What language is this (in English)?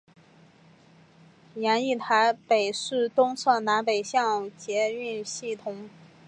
Chinese